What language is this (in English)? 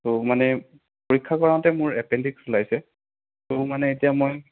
Assamese